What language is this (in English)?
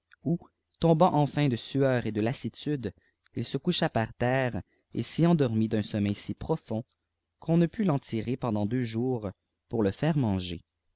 French